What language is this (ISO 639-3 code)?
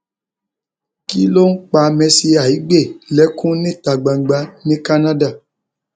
yor